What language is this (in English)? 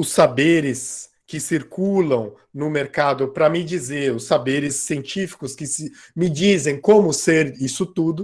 Portuguese